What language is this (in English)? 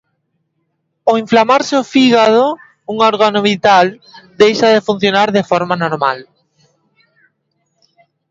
Galician